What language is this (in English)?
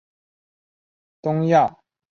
Chinese